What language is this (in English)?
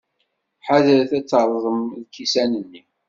Kabyle